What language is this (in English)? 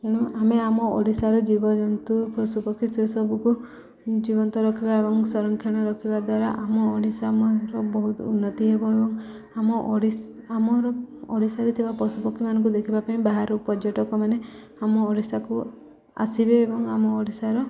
Odia